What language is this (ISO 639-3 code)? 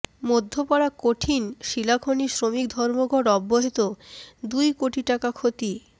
ben